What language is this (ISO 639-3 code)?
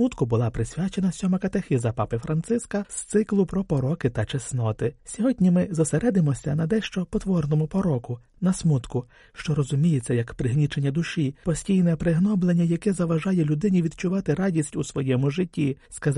ukr